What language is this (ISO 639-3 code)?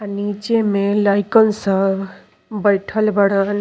bho